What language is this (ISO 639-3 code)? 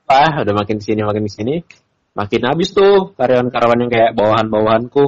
ind